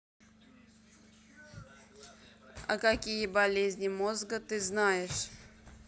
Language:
Russian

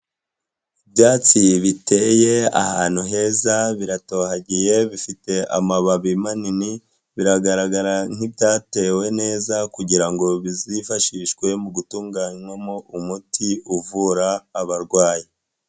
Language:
Kinyarwanda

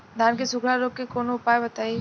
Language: Bhojpuri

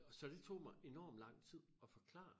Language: Danish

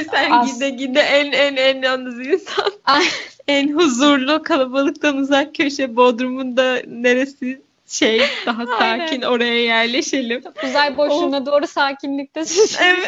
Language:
Turkish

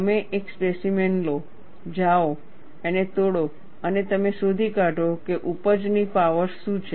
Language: Gujarati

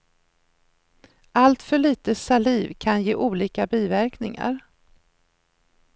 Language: Swedish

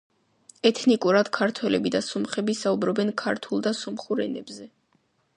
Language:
Georgian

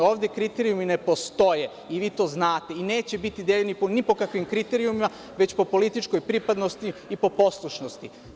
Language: Serbian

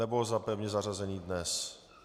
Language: Czech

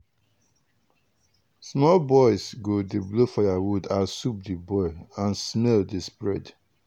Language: Nigerian Pidgin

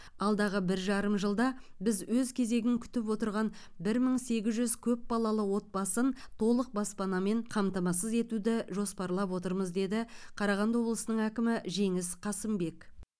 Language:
Kazakh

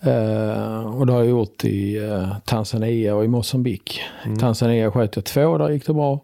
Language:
Swedish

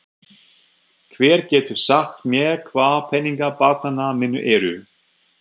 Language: Icelandic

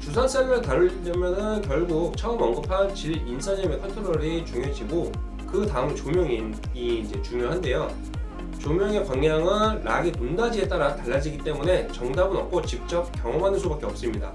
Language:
Korean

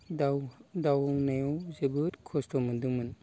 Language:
Bodo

